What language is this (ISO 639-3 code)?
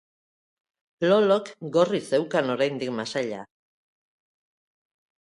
eus